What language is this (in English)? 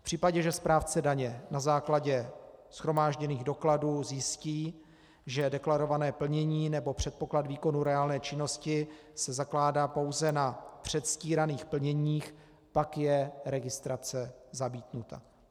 Czech